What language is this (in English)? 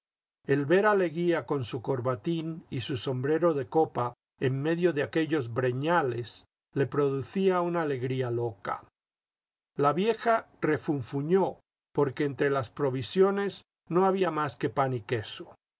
Spanish